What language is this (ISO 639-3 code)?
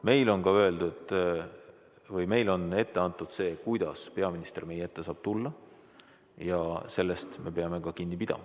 est